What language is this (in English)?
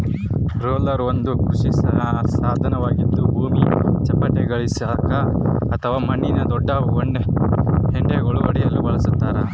Kannada